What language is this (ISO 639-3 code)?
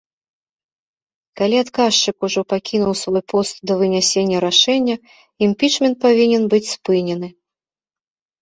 bel